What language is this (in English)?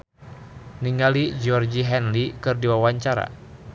Sundanese